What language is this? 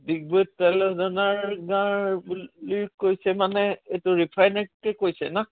Assamese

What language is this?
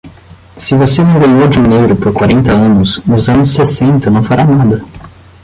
Portuguese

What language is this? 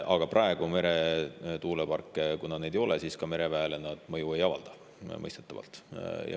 Estonian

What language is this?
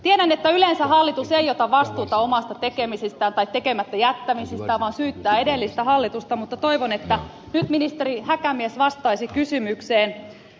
Finnish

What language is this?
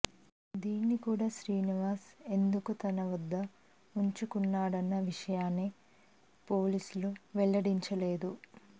Telugu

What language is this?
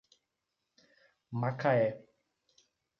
Portuguese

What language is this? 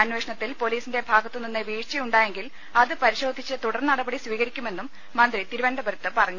Malayalam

